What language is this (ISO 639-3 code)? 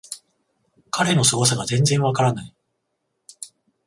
jpn